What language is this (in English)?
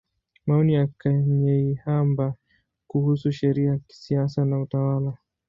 Swahili